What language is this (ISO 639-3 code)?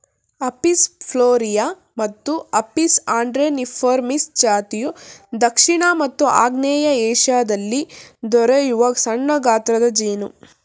kan